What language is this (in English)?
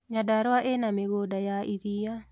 Kikuyu